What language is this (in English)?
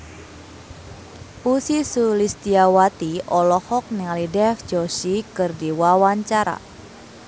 Sundanese